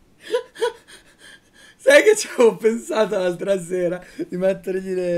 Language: Italian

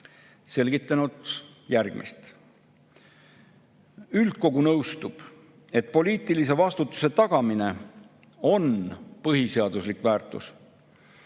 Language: Estonian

